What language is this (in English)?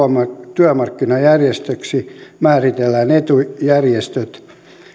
Finnish